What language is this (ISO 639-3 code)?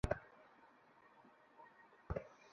ben